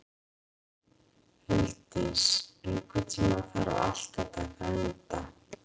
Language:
Icelandic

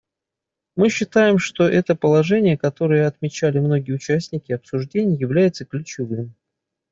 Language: Russian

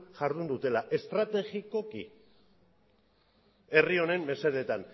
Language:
Basque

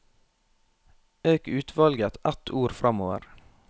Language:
Norwegian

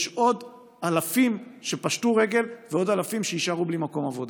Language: Hebrew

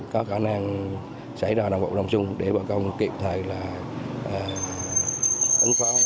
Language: Vietnamese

